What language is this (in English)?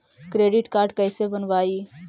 Magahi